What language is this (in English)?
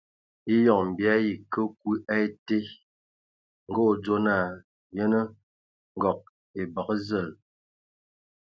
Ewondo